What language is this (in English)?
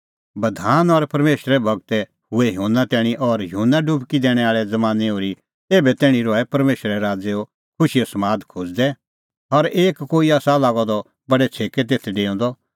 Kullu Pahari